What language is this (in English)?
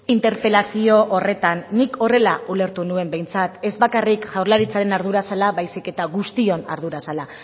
Basque